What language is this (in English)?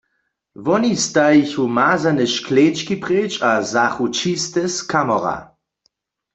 Upper Sorbian